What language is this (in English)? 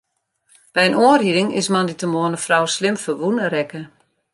Western Frisian